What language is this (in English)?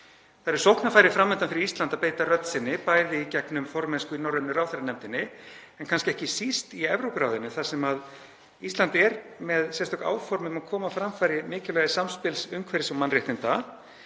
Icelandic